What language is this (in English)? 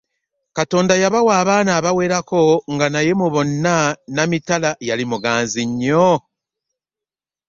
Ganda